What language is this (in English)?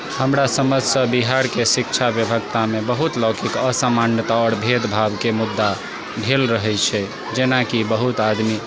Maithili